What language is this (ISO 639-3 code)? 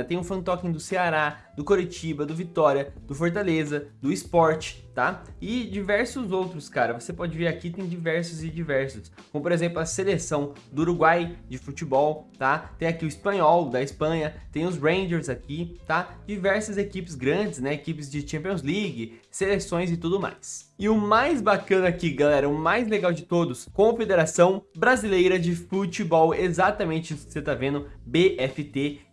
por